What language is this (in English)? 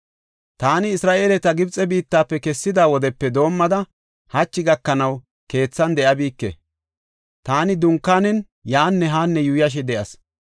Gofa